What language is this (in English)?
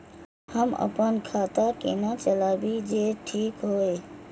Maithili